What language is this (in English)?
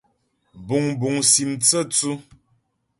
Ghomala